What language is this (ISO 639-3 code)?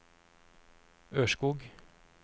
nor